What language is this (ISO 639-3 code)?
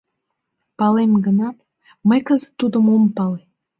chm